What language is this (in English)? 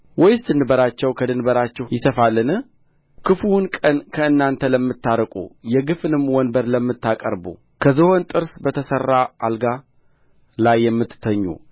Amharic